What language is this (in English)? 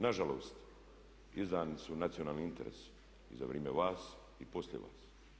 Croatian